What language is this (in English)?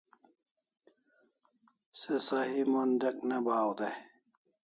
Kalasha